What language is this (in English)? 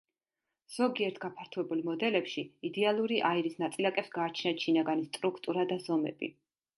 Georgian